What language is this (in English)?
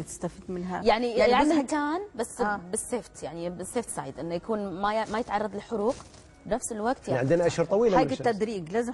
Arabic